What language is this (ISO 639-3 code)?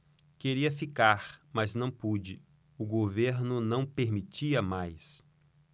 por